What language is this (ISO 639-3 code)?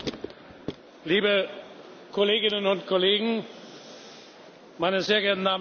deu